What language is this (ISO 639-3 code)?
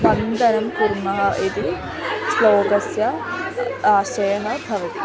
san